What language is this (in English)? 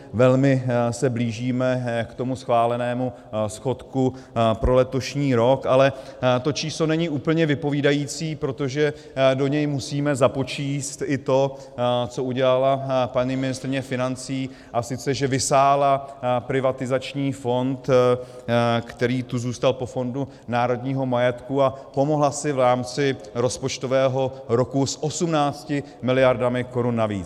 Czech